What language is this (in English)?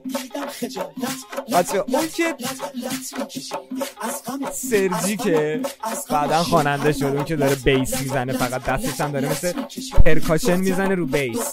Persian